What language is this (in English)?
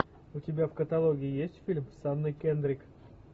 Russian